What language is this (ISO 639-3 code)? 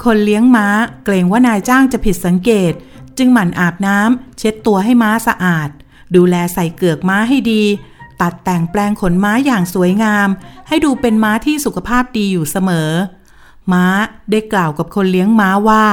tha